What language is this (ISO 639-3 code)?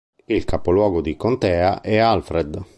ita